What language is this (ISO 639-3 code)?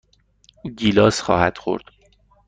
fas